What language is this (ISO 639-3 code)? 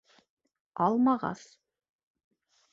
bak